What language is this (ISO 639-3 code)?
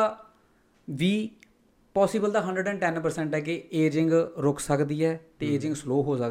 pan